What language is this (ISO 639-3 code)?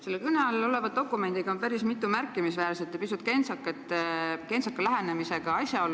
est